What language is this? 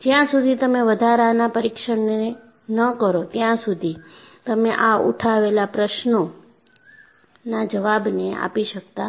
Gujarati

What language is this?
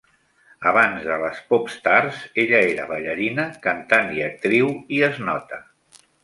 Catalan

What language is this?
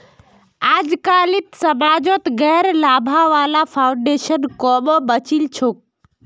Magahi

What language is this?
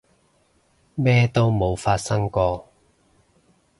Cantonese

